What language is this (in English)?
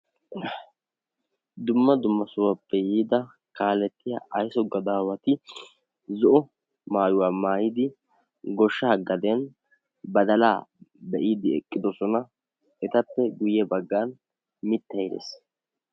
Wolaytta